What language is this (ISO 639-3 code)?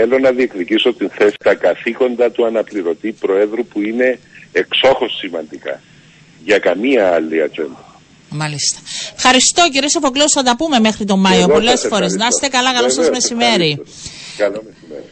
ell